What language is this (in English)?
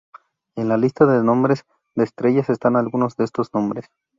Spanish